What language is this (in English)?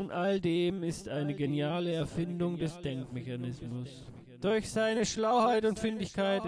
German